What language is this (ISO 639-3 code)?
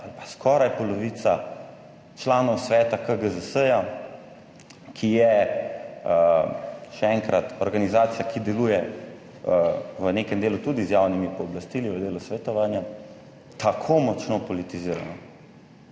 slv